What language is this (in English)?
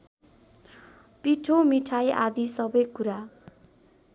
Nepali